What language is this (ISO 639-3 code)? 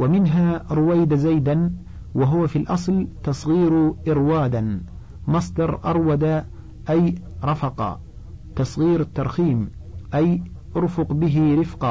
ara